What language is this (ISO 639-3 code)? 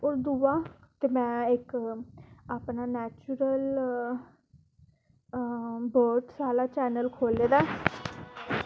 doi